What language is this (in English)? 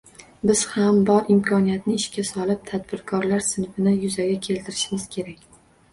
Uzbek